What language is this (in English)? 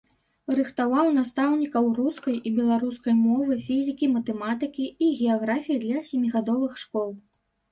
Belarusian